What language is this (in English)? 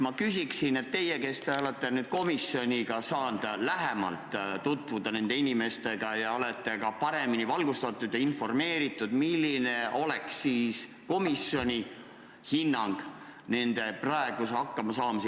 Estonian